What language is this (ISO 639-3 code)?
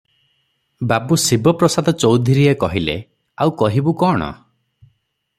ori